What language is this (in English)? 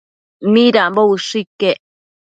Matsés